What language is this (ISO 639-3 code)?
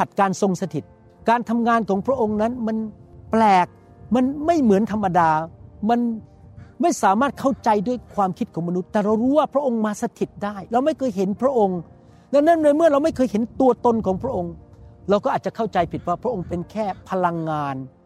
tha